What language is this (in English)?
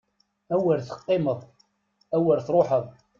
Kabyle